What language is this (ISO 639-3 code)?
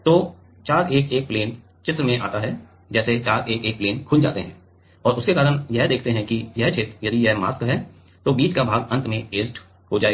hin